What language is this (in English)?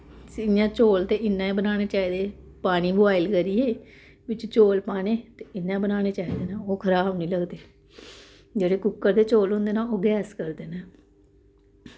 Dogri